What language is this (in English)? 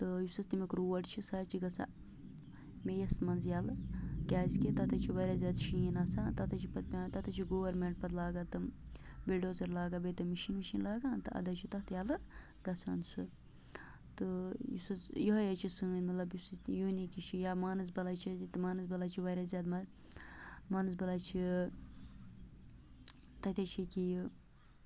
Kashmiri